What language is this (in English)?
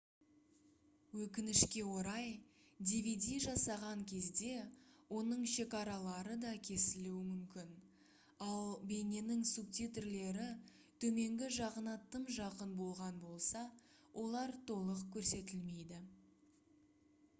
Kazakh